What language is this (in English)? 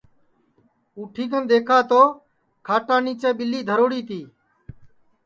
Sansi